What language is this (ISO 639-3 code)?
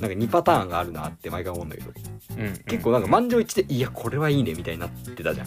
jpn